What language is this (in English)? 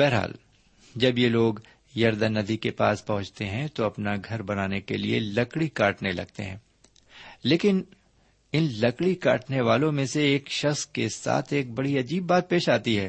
Urdu